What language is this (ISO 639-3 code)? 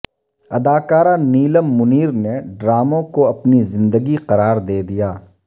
urd